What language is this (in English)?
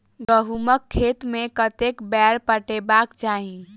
Maithili